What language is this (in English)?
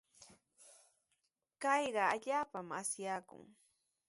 Sihuas Ancash Quechua